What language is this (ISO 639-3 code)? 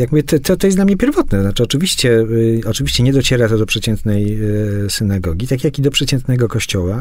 pol